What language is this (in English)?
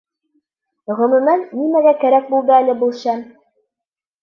Bashkir